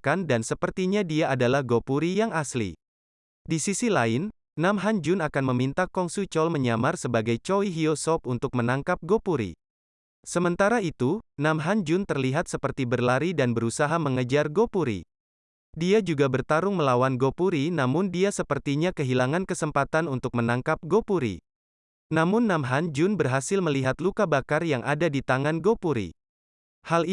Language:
Indonesian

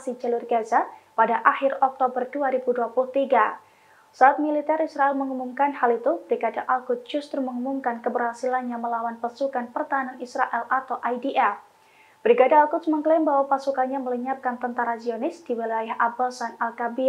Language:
Indonesian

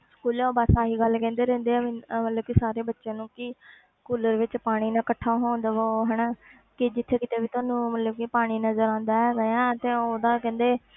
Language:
Punjabi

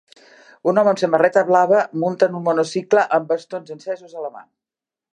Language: Catalan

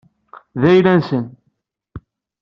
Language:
Kabyle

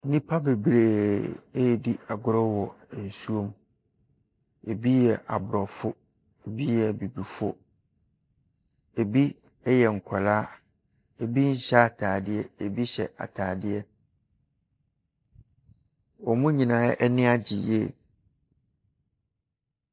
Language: Akan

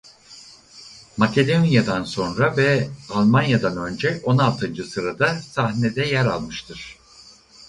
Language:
Turkish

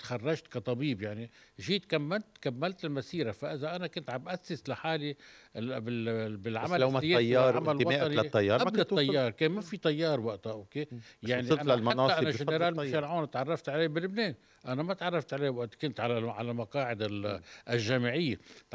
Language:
Arabic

